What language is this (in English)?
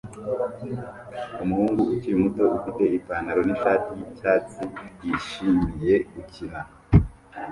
Kinyarwanda